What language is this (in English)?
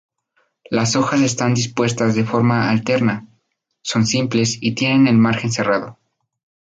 Spanish